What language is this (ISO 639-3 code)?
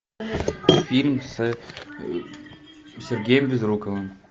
rus